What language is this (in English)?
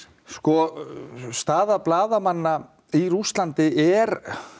Icelandic